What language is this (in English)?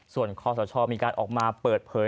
Thai